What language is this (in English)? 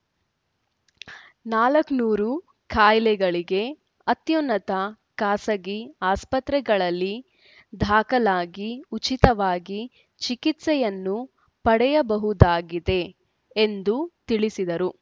Kannada